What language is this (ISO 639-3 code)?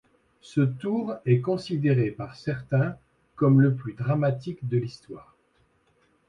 fra